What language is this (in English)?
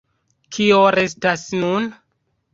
Esperanto